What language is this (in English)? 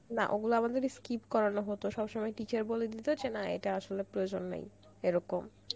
Bangla